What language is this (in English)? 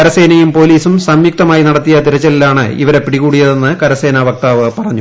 Malayalam